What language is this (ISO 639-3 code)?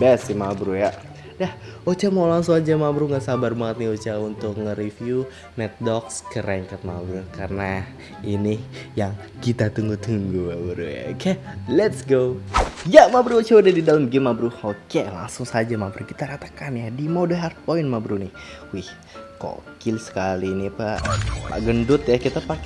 ind